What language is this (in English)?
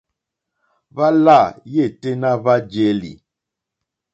Mokpwe